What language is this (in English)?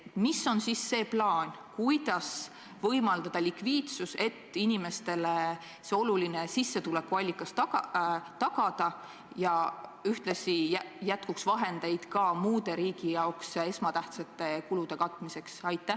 Estonian